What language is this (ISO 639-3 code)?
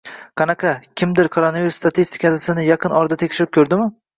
uzb